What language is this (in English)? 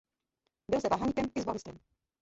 Czech